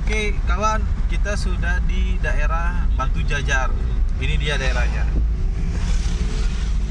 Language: Indonesian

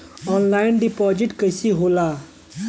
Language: Bhojpuri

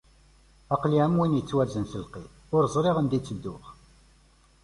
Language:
Kabyle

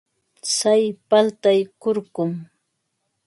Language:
Ambo-Pasco Quechua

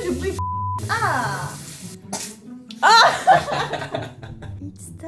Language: French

